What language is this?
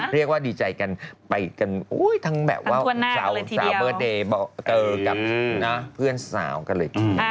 Thai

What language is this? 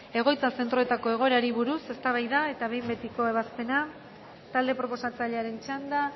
Basque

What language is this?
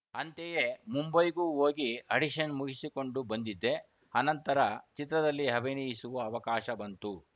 Kannada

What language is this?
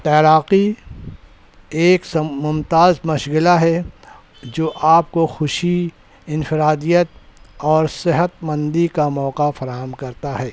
Urdu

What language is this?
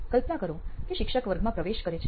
Gujarati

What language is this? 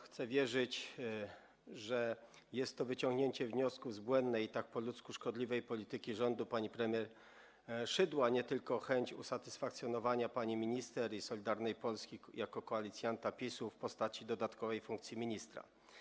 Polish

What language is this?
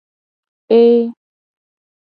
Gen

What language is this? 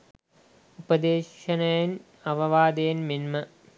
Sinhala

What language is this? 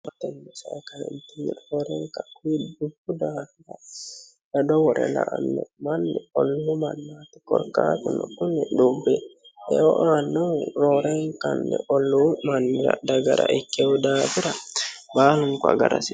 Sidamo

